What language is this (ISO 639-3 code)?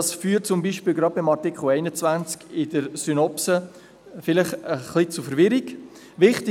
gsw